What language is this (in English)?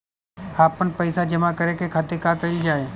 Bhojpuri